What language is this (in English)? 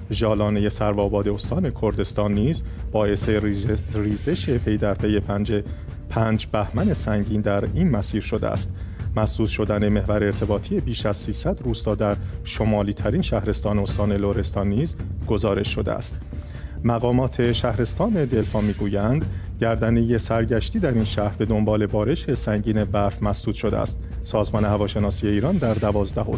Persian